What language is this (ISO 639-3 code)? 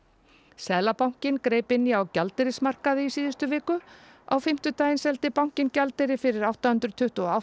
isl